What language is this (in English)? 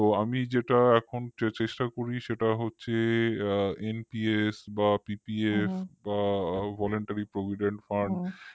Bangla